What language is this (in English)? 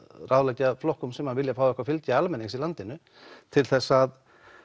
Icelandic